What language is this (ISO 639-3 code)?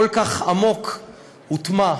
heb